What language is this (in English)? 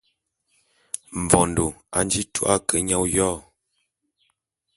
Bulu